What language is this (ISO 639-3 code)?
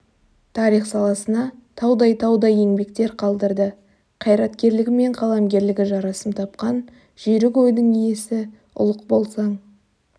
kaz